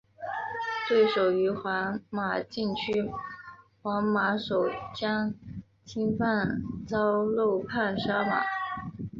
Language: Chinese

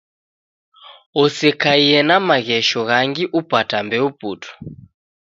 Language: Taita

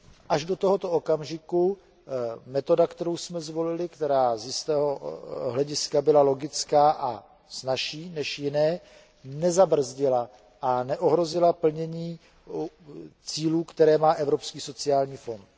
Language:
Czech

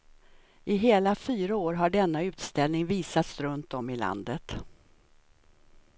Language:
Swedish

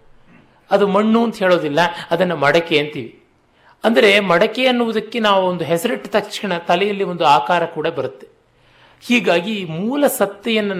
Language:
Kannada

